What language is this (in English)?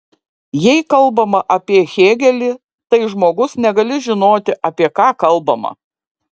Lithuanian